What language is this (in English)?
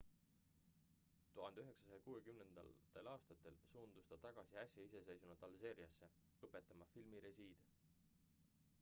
Estonian